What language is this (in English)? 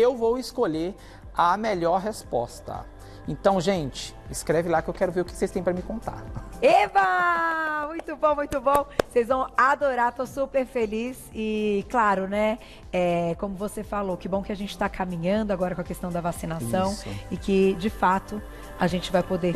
Portuguese